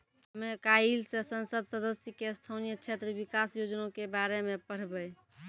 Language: Maithili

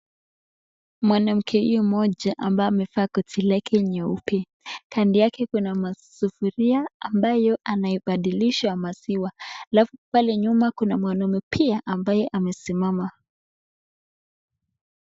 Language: Swahili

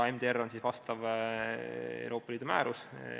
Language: Estonian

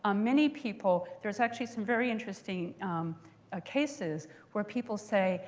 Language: English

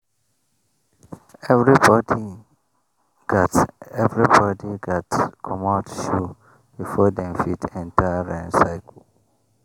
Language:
Nigerian Pidgin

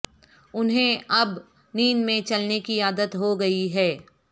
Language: Urdu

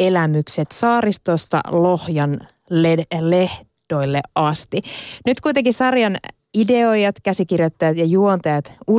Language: Finnish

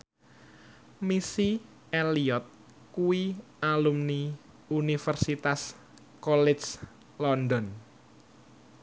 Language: Javanese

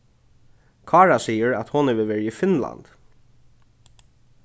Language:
Faroese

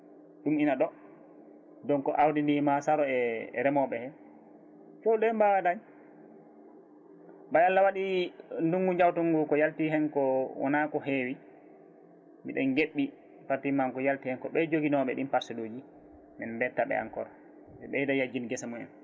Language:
Fula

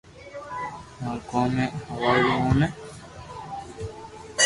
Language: Loarki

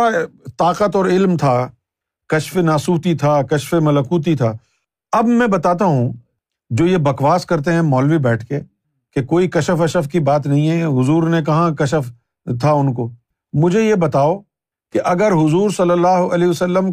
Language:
Urdu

